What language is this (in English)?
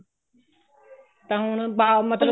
Punjabi